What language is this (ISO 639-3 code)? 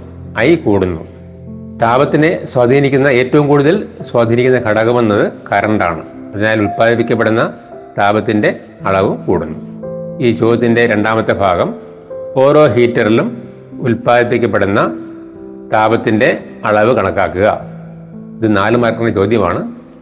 mal